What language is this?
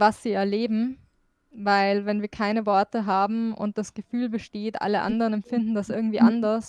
German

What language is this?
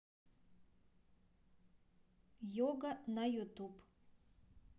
Russian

